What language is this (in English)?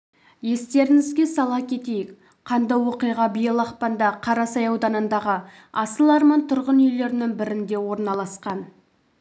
Kazakh